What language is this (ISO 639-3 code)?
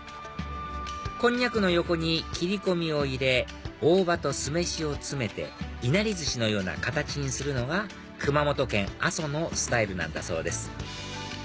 jpn